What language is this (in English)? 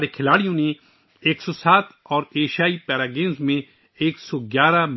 Urdu